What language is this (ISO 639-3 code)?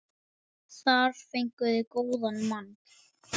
isl